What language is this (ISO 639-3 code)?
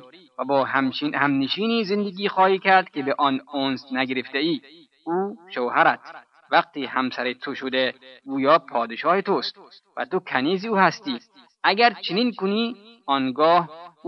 fas